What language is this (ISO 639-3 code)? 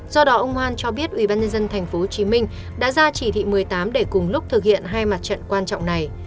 vie